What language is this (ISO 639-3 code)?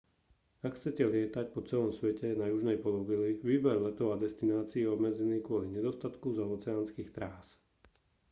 slk